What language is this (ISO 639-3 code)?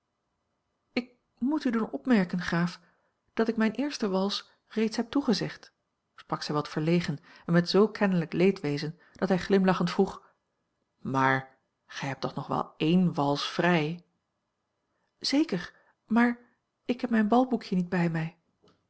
nld